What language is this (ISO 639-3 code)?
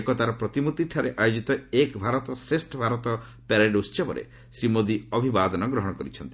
ori